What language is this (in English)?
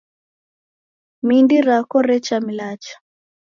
Taita